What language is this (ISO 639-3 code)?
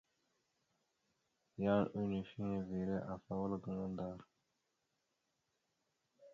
mxu